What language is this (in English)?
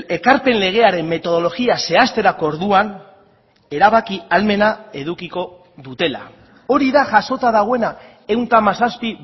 Basque